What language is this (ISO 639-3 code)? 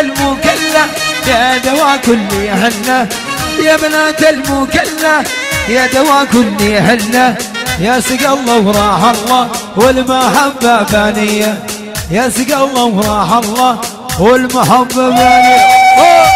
ara